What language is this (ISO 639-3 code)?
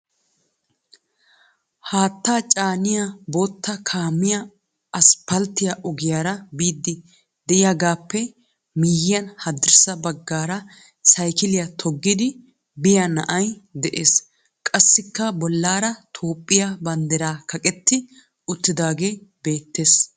wal